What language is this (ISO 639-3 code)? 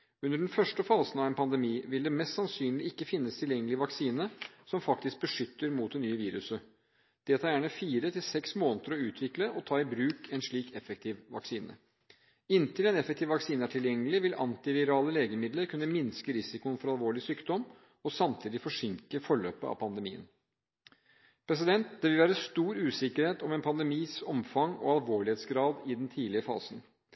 nob